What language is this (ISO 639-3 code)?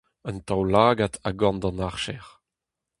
bre